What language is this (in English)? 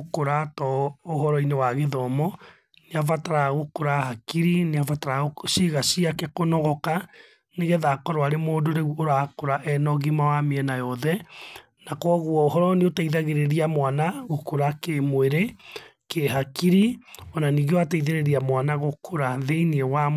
Kikuyu